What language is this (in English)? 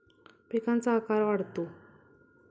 Marathi